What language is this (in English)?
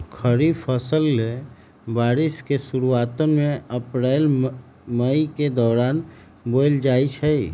Magahi